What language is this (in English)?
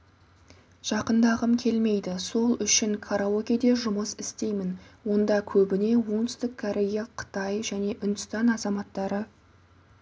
Kazakh